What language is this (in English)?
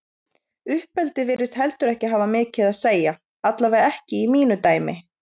Icelandic